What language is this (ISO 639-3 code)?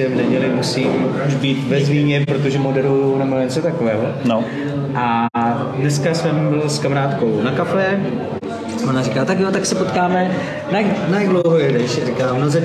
ces